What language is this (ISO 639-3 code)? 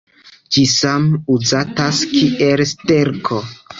epo